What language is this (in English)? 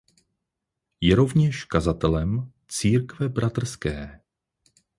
Czech